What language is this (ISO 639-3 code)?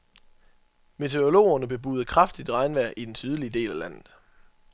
dan